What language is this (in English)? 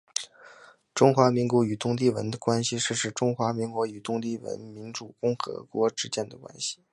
Chinese